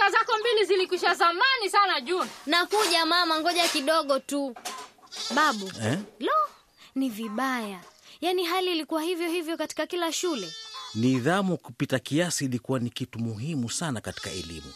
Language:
Swahili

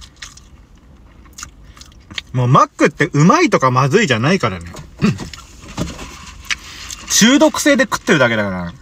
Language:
Japanese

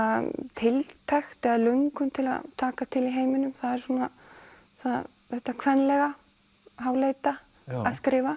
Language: Icelandic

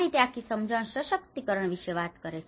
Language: Gujarati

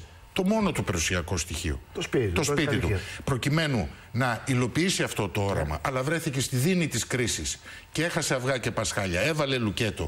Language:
Greek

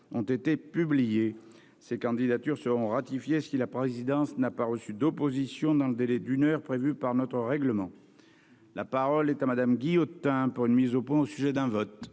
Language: French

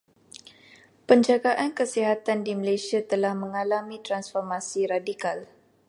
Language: Malay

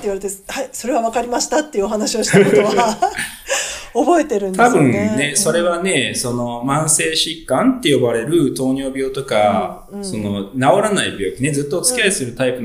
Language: Japanese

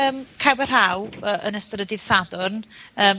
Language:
Welsh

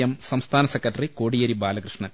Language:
Malayalam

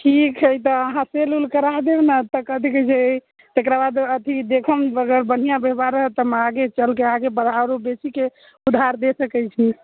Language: Maithili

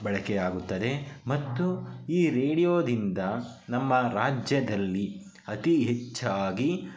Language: Kannada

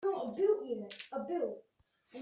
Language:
Kabyle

